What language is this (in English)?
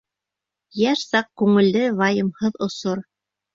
Bashkir